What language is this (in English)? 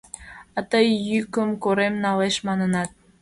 Mari